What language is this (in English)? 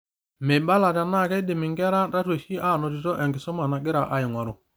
Masai